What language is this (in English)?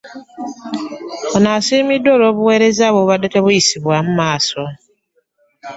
Ganda